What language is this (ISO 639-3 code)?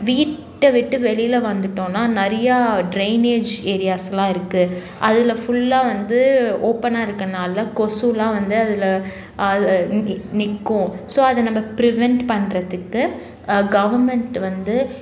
tam